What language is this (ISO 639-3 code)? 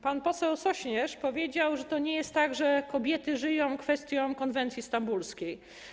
pol